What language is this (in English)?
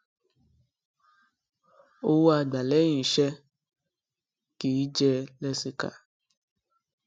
Yoruba